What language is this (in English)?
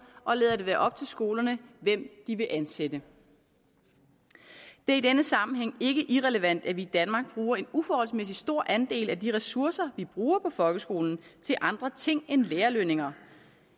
Danish